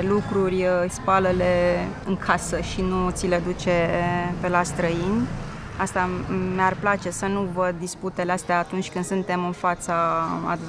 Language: Romanian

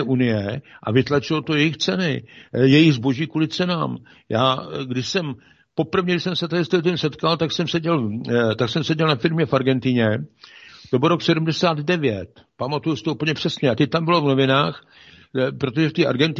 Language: Czech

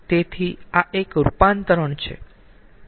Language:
Gujarati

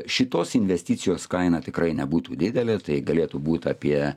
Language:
Lithuanian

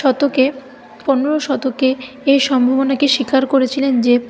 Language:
Bangla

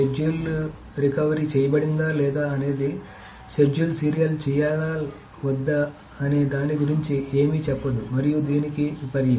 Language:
Telugu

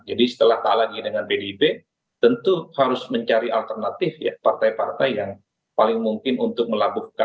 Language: Indonesian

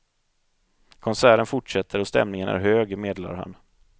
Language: Swedish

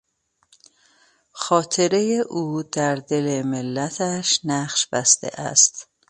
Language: Persian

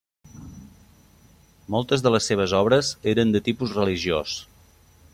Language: Catalan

